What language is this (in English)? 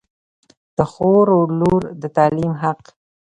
Pashto